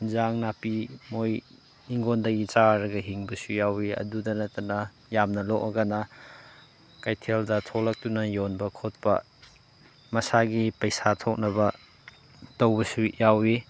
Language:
Manipuri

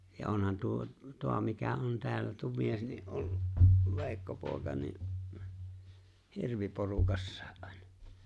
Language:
Finnish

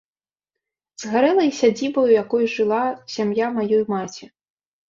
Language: Belarusian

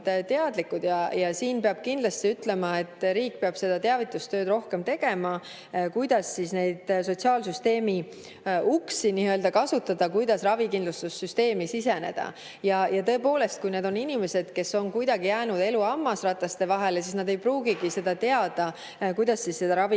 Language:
Estonian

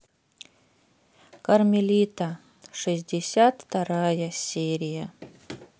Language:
Russian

